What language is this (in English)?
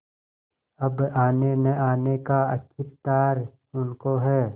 Hindi